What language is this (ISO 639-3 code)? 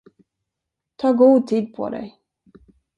swe